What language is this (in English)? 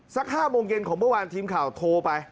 Thai